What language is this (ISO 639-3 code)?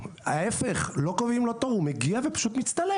heb